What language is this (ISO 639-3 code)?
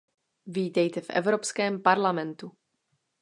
ces